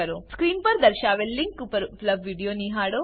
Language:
Gujarati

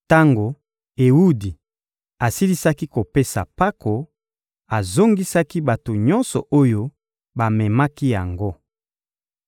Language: Lingala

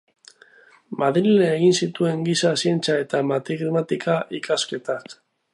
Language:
Basque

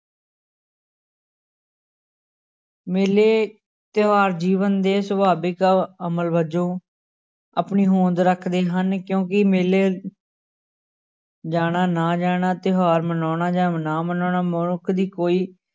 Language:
Punjabi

